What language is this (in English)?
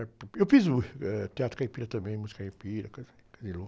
Portuguese